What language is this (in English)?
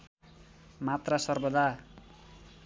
Nepali